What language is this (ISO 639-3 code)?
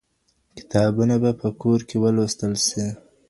pus